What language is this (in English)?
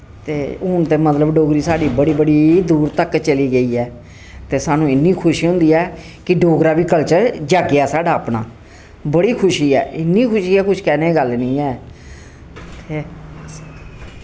Dogri